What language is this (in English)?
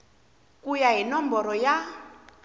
Tsonga